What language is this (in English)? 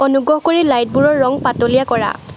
Assamese